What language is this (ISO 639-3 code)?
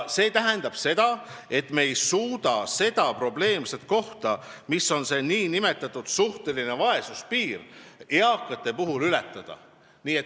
est